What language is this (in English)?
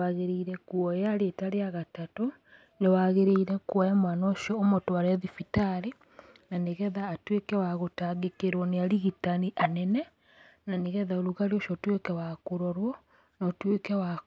Kikuyu